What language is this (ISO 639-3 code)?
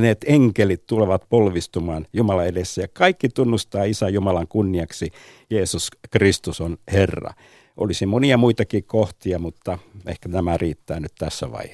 fin